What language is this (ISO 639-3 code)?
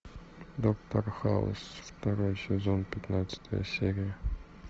rus